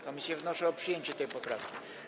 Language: Polish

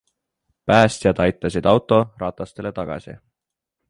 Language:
Estonian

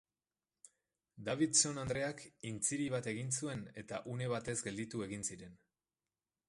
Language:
Basque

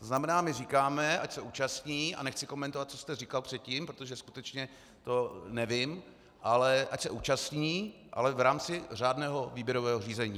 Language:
Czech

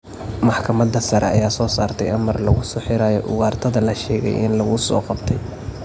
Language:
Somali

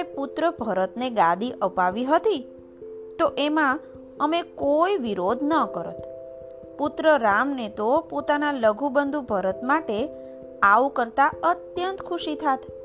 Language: Gujarati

